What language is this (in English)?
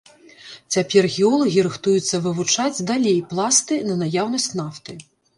Belarusian